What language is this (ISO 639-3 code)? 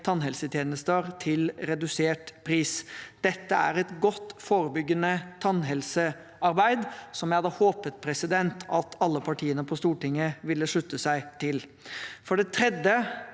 nor